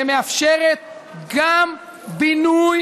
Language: Hebrew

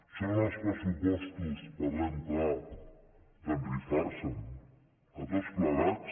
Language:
Catalan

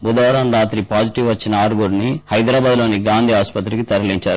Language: Telugu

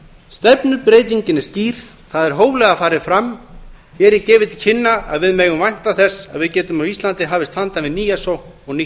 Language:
Icelandic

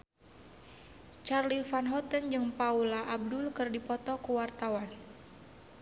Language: Sundanese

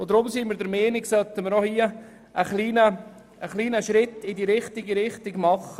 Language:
Swiss German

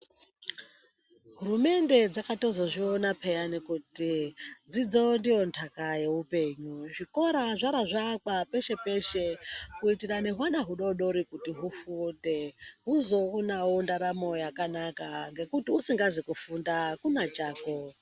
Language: Ndau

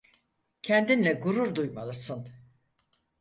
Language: Turkish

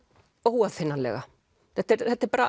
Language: Icelandic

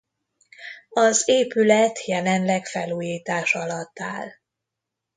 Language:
Hungarian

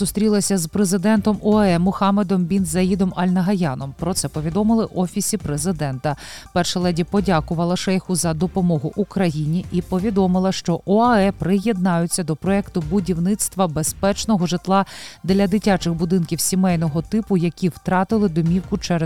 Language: Ukrainian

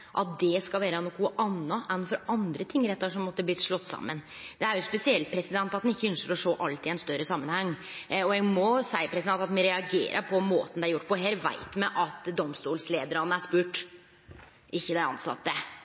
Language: Norwegian Nynorsk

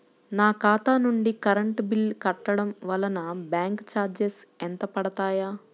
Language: Telugu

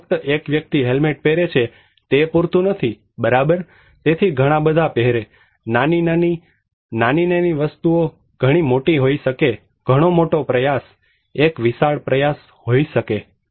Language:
Gujarati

